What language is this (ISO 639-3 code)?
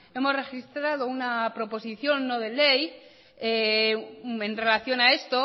spa